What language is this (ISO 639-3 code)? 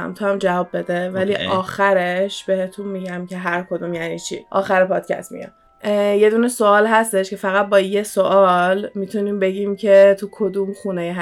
fas